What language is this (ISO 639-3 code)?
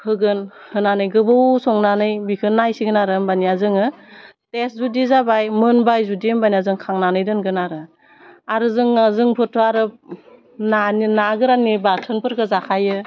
brx